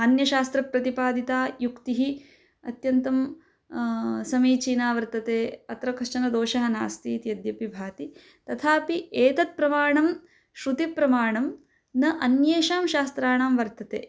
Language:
Sanskrit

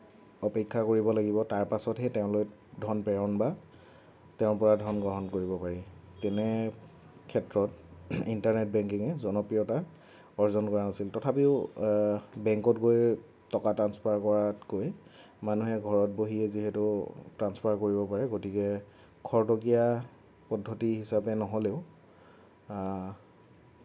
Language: Assamese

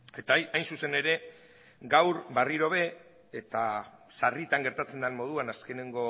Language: Basque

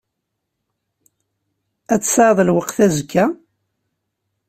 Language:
Kabyle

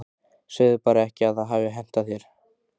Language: Icelandic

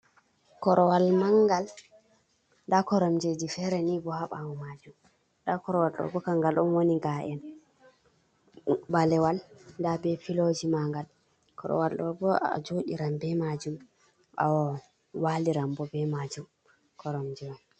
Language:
Fula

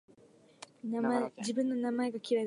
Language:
Japanese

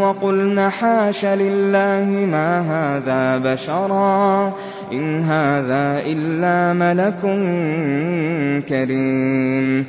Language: Arabic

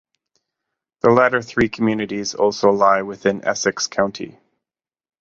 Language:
English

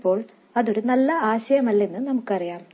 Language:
Malayalam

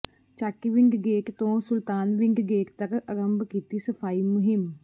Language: Punjabi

